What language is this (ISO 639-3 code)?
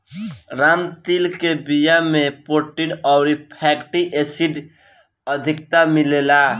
bho